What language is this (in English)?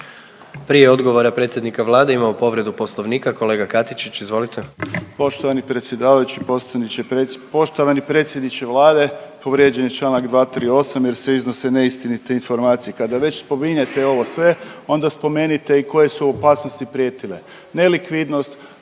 Croatian